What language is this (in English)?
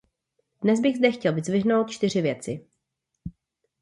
Czech